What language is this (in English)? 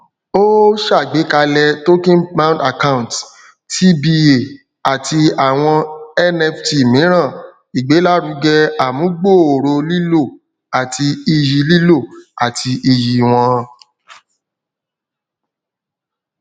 Yoruba